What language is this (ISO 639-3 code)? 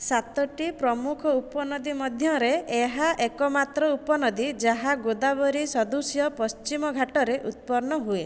ori